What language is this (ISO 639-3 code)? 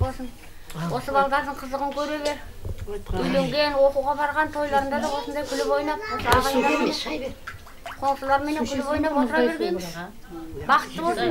tur